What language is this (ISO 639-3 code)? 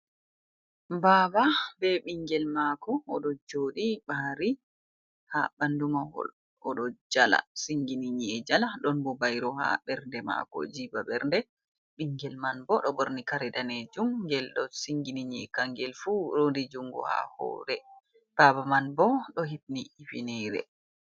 ful